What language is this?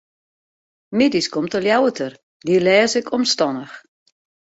Western Frisian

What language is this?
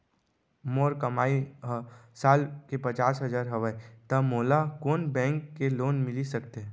Chhattisgarhi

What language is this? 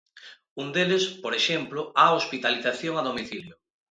Galician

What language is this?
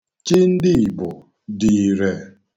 Igbo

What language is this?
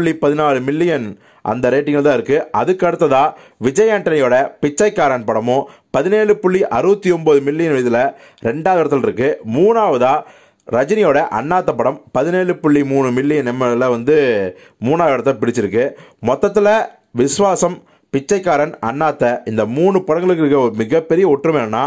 Romanian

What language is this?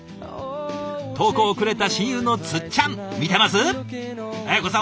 Japanese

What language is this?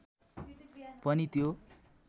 Nepali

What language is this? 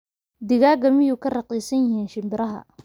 Somali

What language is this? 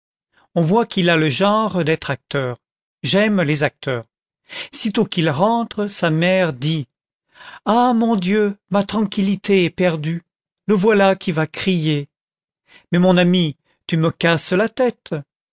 French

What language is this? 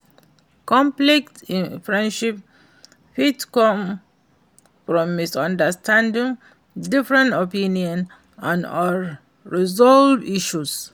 Nigerian Pidgin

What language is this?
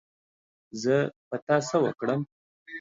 Pashto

